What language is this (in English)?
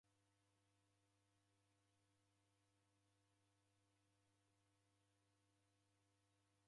Taita